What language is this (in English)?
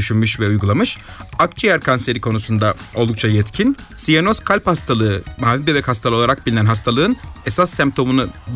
Turkish